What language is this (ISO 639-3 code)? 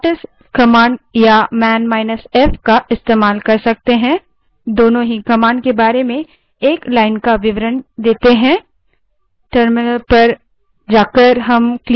hin